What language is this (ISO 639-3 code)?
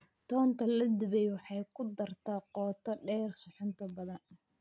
som